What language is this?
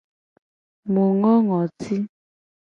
Gen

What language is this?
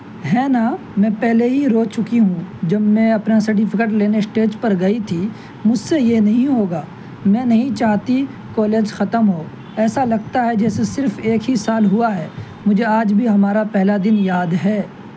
Urdu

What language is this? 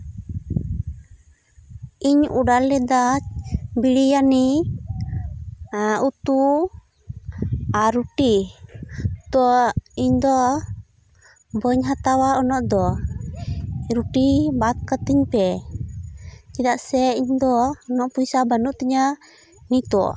Santali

